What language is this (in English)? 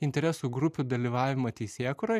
Lithuanian